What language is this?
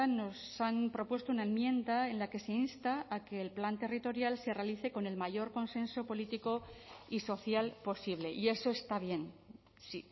Spanish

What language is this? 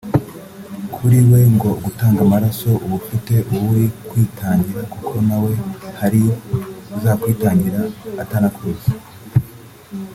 Kinyarwanda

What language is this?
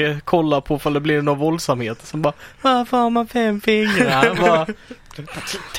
Swedish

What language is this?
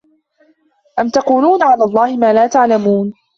Arabic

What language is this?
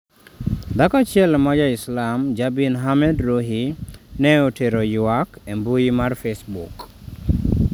Luo (Kenya and Tanzania)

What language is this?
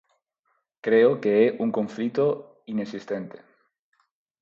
Galician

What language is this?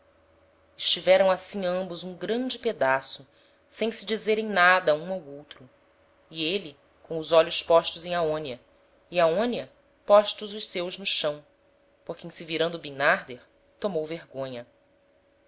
Portuguese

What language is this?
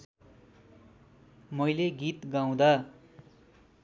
Nepali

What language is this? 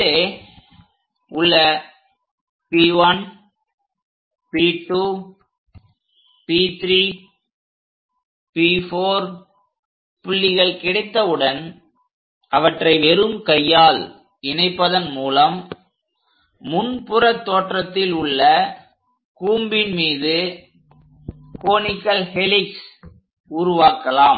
Tamil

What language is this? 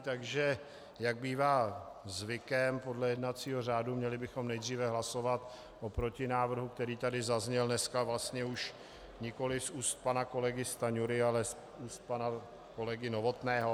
Czech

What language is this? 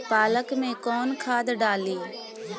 Bhojpuri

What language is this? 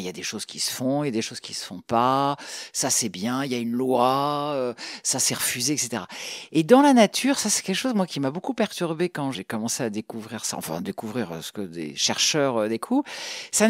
French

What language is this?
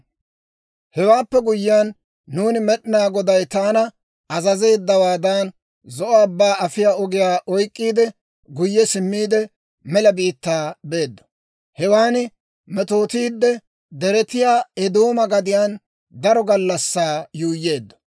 Dawro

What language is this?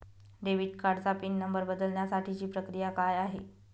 Marathi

